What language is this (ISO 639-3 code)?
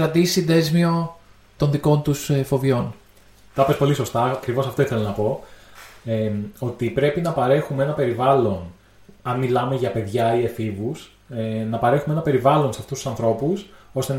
ell